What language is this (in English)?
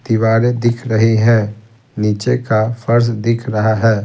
Hindi